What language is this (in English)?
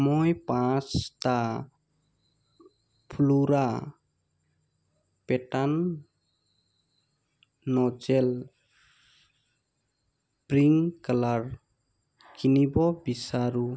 Assamese